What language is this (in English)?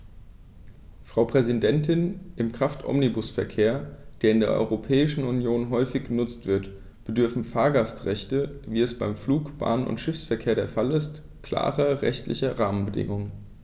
German